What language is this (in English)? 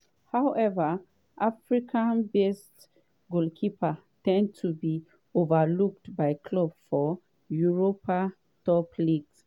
Nigerian Pidgin